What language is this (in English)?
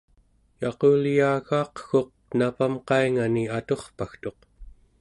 Central Yupik